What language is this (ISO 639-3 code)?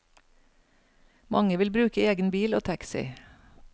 nor